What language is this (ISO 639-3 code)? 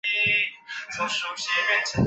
zho